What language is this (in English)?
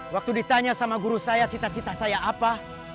Indonesian